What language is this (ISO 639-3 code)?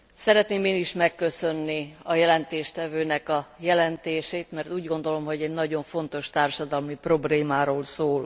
hun